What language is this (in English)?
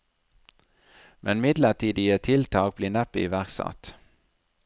Norwegian